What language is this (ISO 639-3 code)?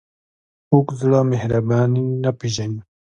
pus